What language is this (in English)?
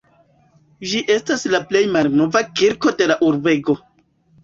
Esperanto